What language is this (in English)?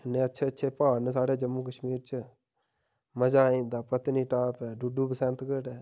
Dogri